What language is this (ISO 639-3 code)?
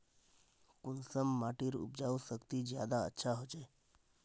mag